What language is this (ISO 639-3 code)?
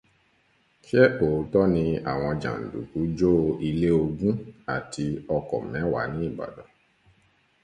yor